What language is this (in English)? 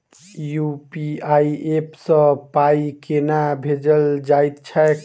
Maithili